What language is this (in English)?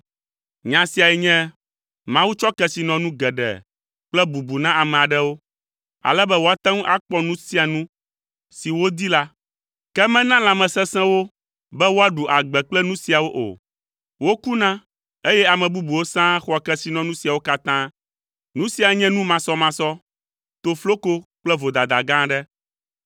Ewe